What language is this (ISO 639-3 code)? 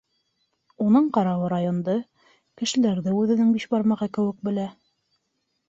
bak